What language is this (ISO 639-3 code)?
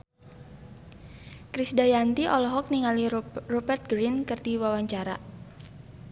sun